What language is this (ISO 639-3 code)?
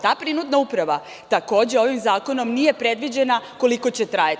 srp